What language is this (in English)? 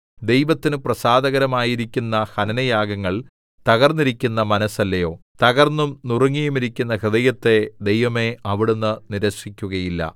Malayalam